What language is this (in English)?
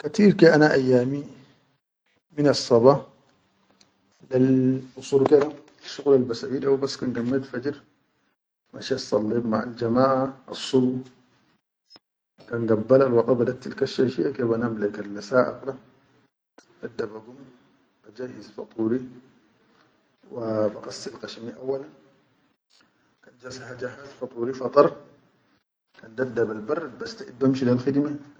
Chadian Arabic